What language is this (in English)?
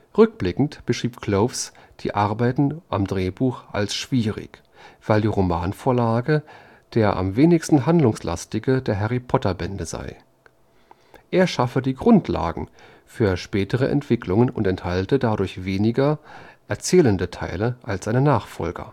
German